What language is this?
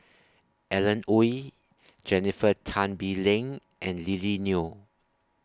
English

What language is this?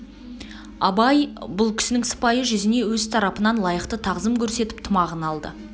Kazakh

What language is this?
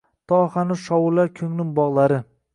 Uzbek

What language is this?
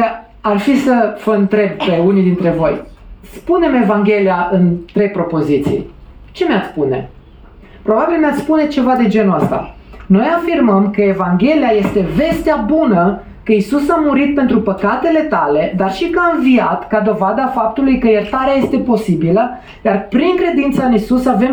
Romanian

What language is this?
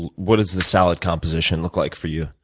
English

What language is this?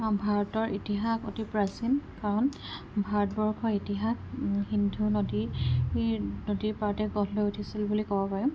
Assamese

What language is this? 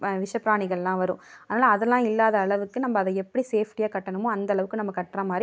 Tamil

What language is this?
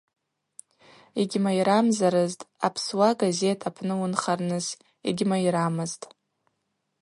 Abaza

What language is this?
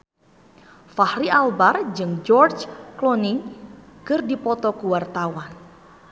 Sundanese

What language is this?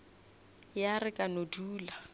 Northern Sotho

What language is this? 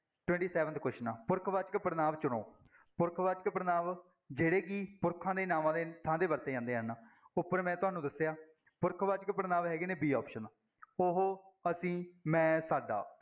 Punjabi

